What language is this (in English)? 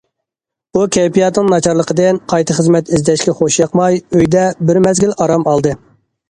Uyghur